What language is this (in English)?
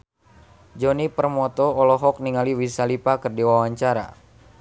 Sundanese